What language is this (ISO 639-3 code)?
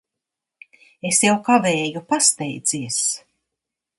lav